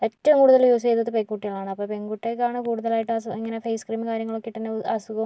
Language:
Malayalam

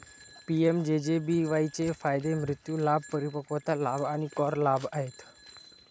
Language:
Marathi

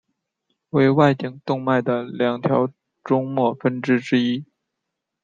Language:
Chinese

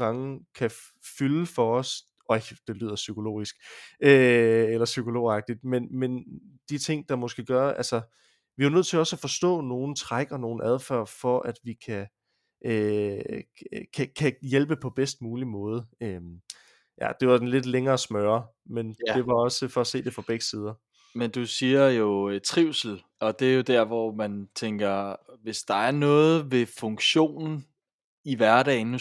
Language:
Danish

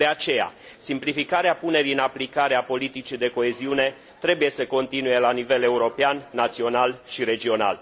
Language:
Romanian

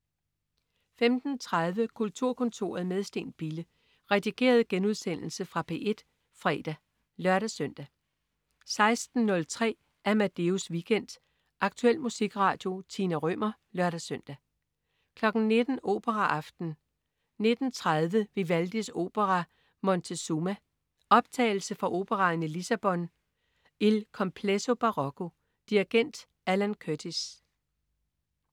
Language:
Danish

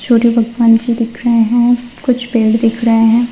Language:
Hindi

